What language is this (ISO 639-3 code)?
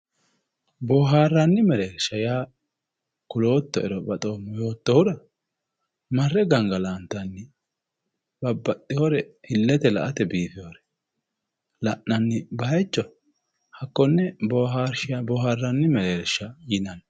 sid